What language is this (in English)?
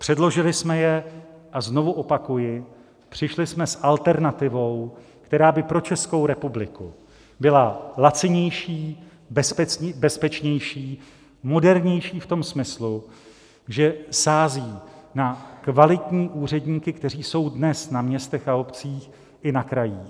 Czech